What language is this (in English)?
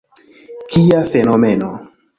Esperanto